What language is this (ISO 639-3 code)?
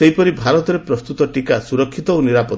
ori